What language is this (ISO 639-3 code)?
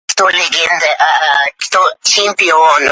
uzb